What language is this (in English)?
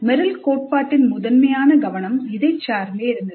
Tamil